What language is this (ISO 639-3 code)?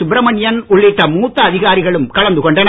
tam